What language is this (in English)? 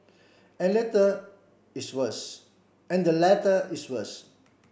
English